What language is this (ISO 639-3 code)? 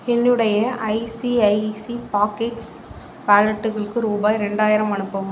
tam